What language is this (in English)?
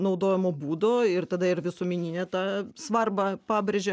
Lithuanian